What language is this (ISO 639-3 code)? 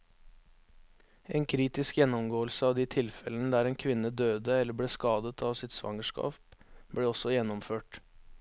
nor